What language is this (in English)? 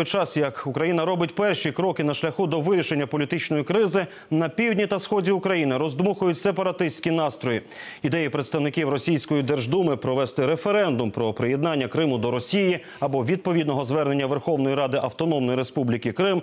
Ukrainian